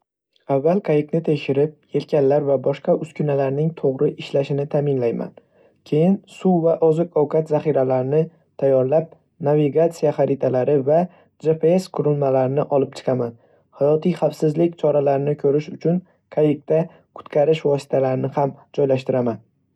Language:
Uzbek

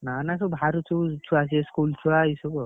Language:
Odia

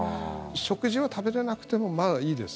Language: Japanese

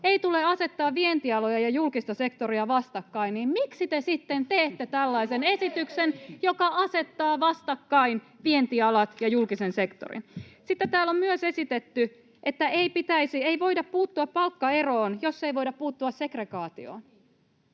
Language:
Finnish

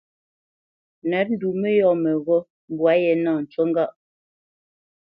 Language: Bamenyam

